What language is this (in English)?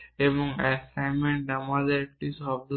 Bangla